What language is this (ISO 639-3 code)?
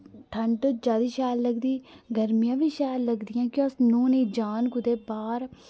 doi